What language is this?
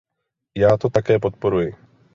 Czech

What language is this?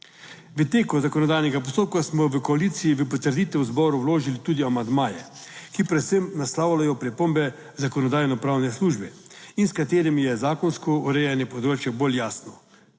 Slovenian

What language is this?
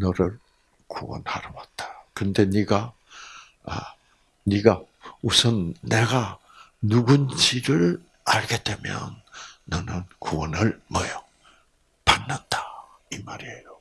Korean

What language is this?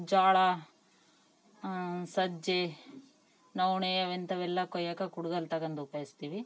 Kannada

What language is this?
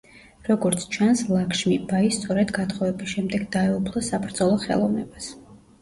Georgian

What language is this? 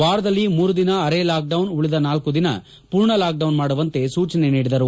Kannada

